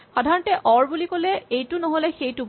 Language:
Assamese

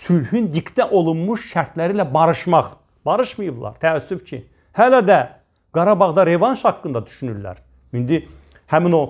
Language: Turkish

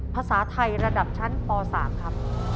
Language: Thai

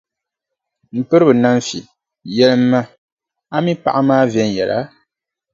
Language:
Dagbani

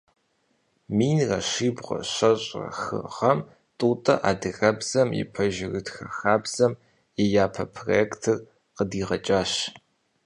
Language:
Kabardian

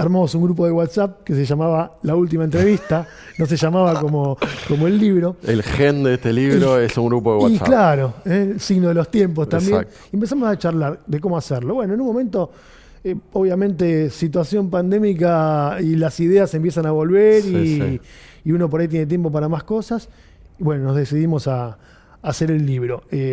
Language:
Spanish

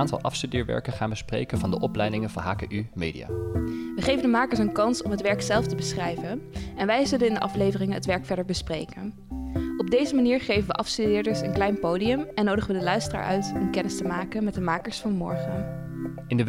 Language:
Dutch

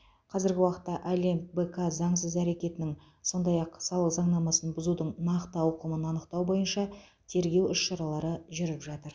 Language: Kazakh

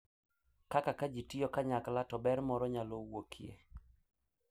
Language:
Luo (Kenya and Tanzania)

